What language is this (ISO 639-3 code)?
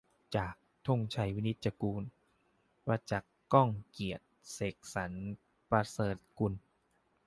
tha